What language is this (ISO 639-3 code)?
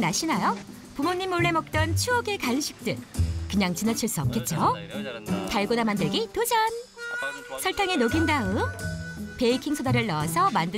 kor